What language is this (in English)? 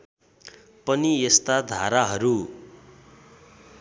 Nepali